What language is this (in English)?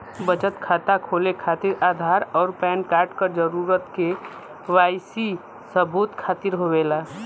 Bhojpuri